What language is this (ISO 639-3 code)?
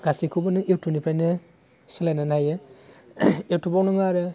brx